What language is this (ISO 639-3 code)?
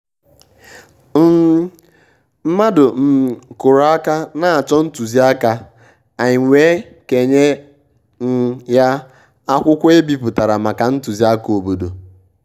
ibo